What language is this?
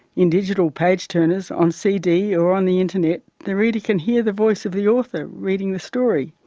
English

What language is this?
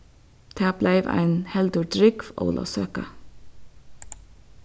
Faroese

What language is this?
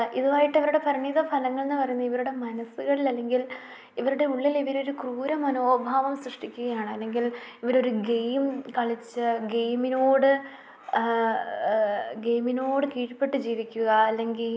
Malayalam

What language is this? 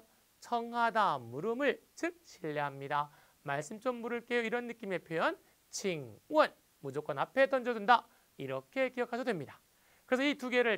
Korean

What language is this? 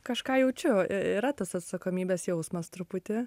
Lithuanian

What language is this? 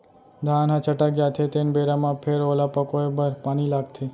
Chhattisgarhi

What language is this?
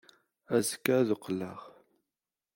Kabyle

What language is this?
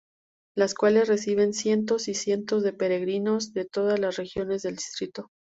Spanish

